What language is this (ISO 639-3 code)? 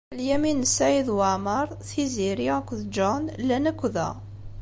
kab